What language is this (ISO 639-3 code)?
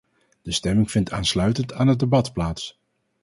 nld